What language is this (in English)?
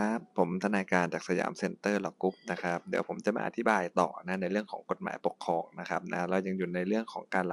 Thai